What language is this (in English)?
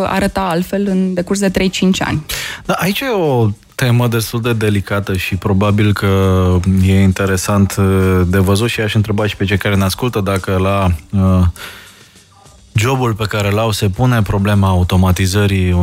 Romanian